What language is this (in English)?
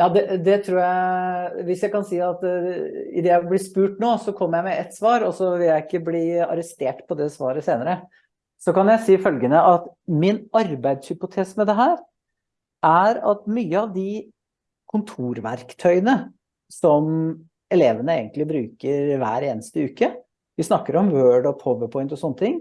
Norwegian